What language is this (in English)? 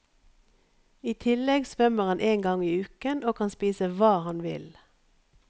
Norwegian